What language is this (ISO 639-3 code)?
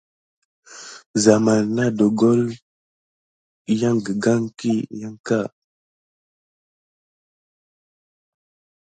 gid